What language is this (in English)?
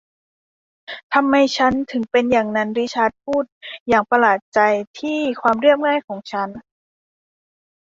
Thai